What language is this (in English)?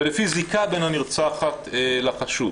Hebrew